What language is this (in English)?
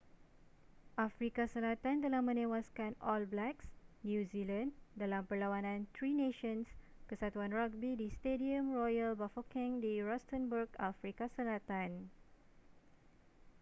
Malay